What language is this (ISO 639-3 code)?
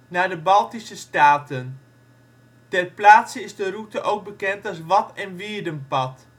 nld